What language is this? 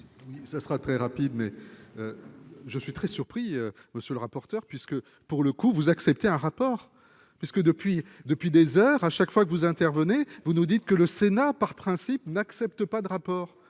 French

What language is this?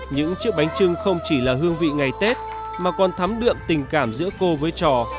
Vietnamese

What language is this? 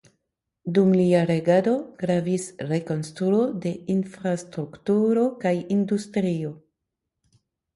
Esperanto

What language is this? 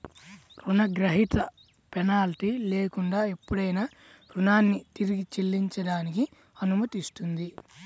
Telugu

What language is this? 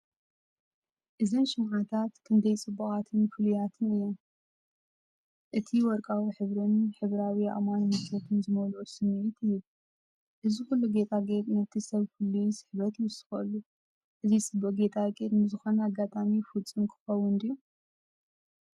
Tigrinya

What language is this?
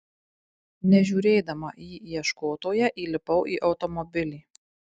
Lithuanian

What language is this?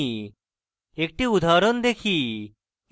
Bangla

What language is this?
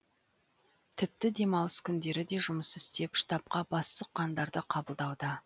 Kazakh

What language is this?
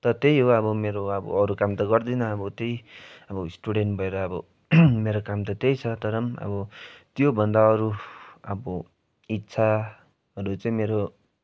Nepali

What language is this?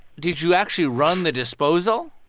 English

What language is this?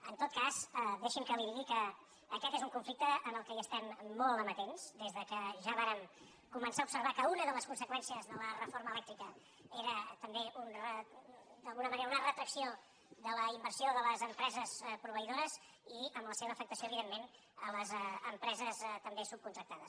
Catalan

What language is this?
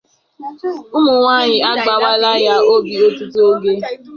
Igbo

